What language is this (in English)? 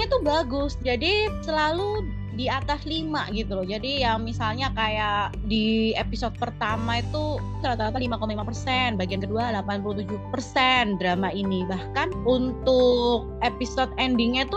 Indonesian